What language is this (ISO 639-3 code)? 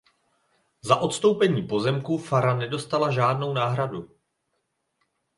ces